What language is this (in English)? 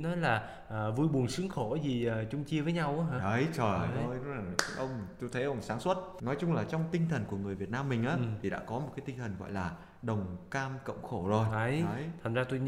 Vietnamese